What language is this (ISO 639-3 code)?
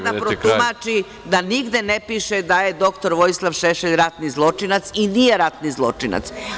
srp